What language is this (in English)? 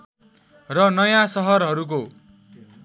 Nepali